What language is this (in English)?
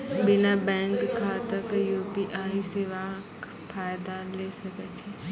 Maithili